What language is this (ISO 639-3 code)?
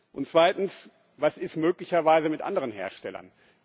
deu